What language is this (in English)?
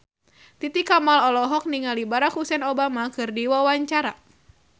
Sundanese